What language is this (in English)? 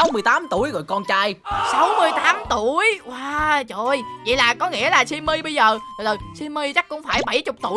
Vietnamese